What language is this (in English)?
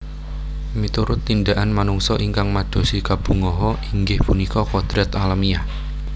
Javanese